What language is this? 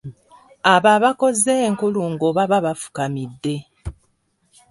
Ganda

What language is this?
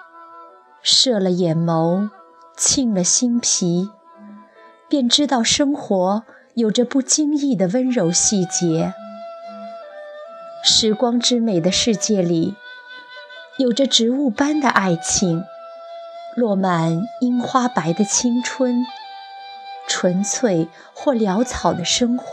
Chinese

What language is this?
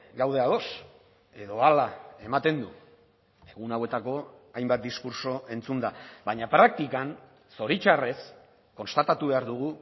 Basque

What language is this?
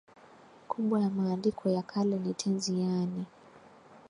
Swahili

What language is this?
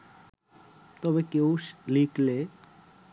Bangla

